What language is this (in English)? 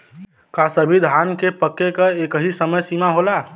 Bhojpuri